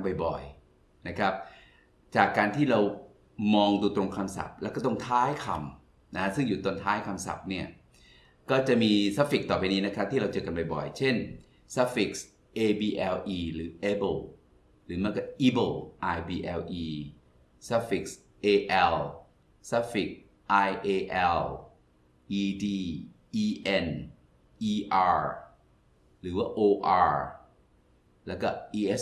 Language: Thai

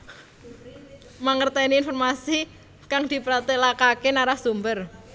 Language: Javanese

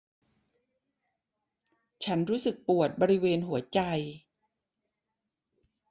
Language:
Thai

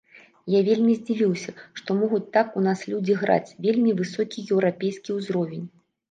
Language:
Belarusian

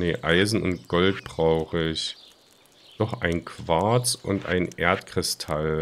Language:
German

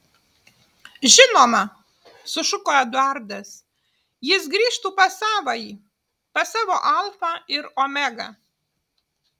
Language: Lithuanian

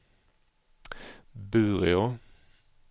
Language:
Swedish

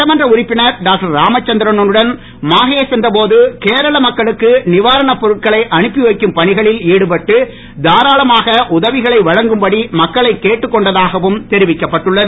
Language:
Tamil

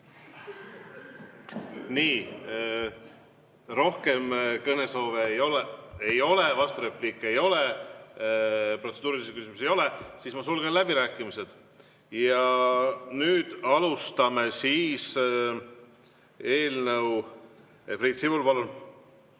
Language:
Estonian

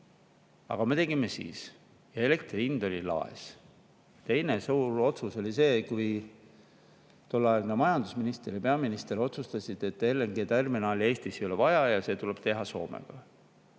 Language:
Estonian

